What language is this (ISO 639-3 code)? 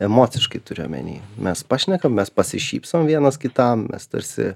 lit